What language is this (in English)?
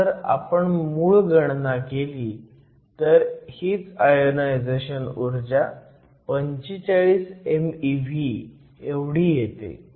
Marathi